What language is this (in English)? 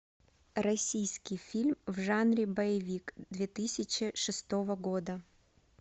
Russian